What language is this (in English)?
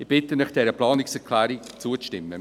Swiss German